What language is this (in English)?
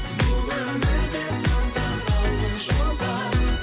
Kazakh